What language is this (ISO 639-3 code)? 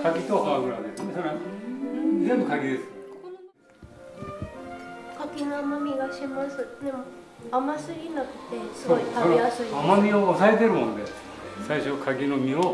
jpn